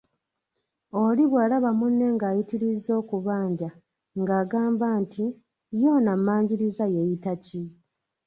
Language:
Ganda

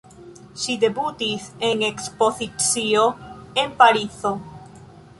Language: Esperanto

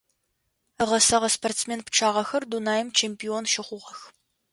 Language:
Adyghe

